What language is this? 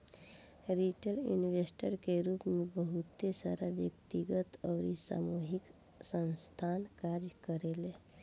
Bhojpuri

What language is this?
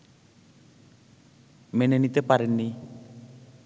Bangla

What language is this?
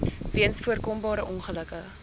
Afrikaans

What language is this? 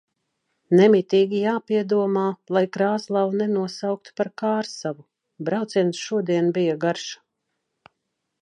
Latvian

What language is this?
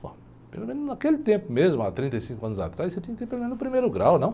Portuguese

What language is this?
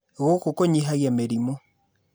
Kikuyu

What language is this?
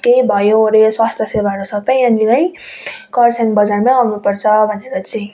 Nepali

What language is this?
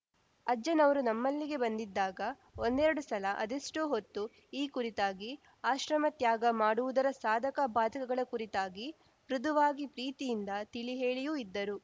Kannada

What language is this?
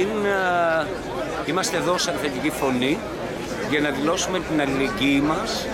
Greek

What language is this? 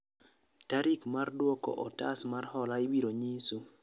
Luo (Kenya and Tanzania)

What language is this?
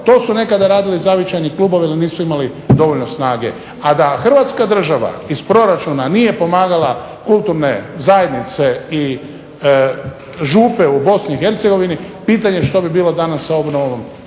Croatian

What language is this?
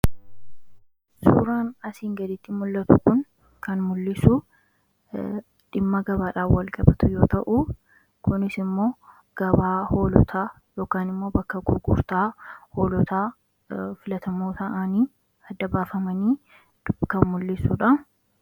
Oromo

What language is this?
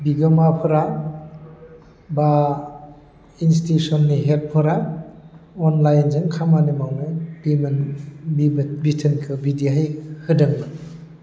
Bodo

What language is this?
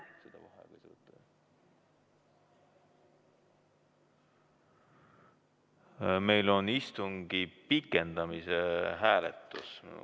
Estonian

